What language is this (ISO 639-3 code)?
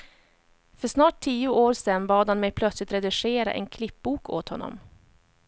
swe